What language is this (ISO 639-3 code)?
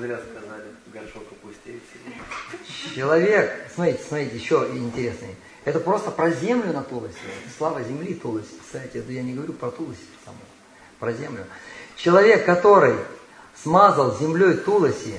rus